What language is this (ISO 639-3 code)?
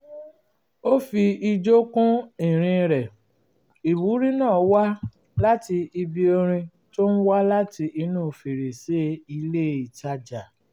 yor